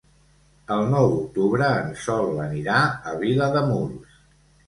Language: Catalan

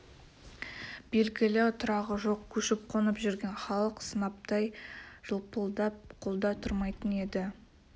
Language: Kazakh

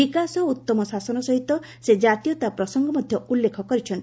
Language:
Odia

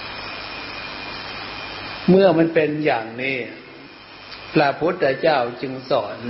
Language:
Thai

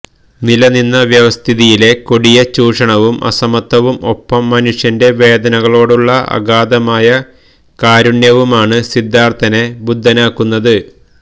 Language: Malayalam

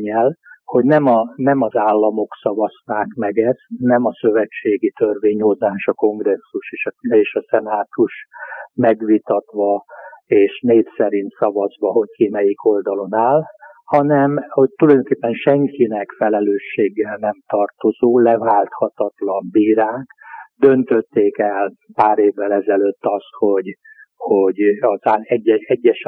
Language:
Hungarian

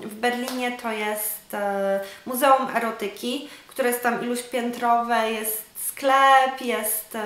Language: Polish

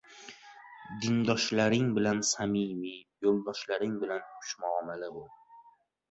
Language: Uzbek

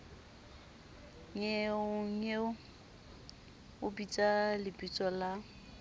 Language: Southern Sotho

